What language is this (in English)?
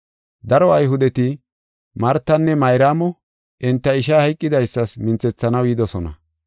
Gofa